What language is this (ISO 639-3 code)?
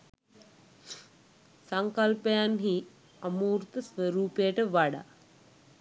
sin